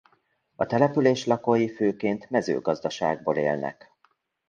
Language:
Hungarian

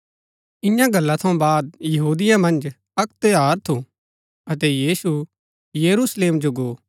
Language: Gaddi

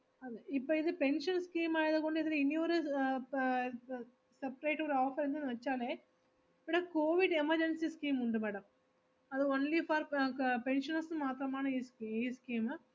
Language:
Malayalam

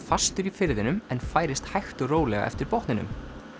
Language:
Icelandic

